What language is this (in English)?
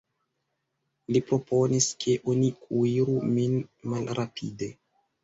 Esperanto